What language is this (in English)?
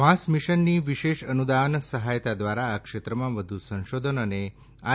Gujarati